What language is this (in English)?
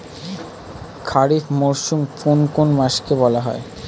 Bangla